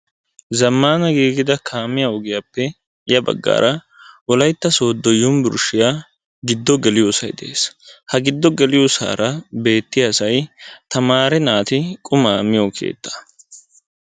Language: Wolaytta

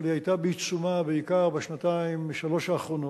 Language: Hebrew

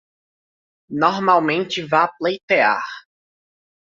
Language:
Portuguese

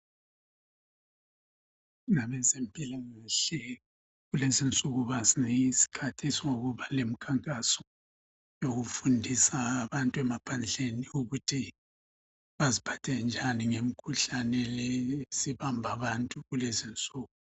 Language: North Ndebele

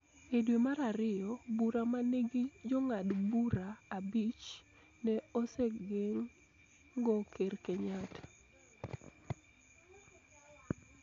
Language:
Luo (Kenya and Tanzania)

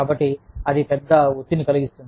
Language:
Telugu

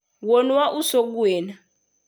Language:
Luo (Kenya and Tanzania)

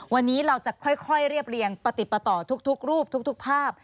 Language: Thai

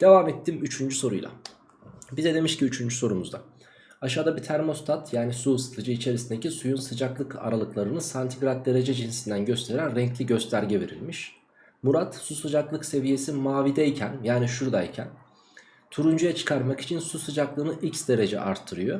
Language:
Turkish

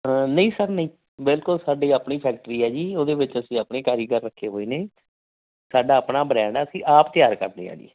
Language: Punjabi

